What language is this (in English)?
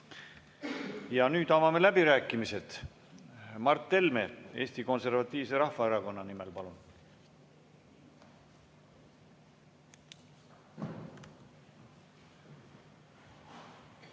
Estonian